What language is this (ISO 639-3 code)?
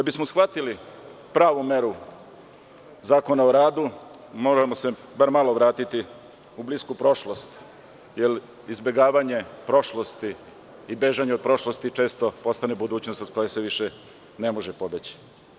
srp